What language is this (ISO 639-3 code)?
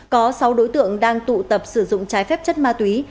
vie